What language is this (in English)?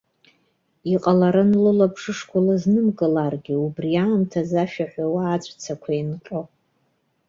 Abkhazian